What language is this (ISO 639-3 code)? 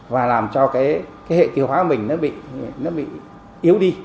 vie